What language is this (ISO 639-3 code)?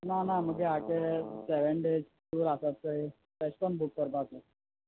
kok